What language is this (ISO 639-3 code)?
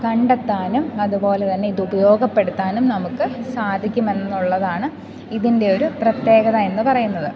mal